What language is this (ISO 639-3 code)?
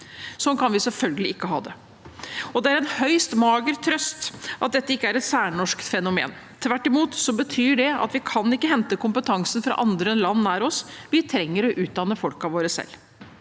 nor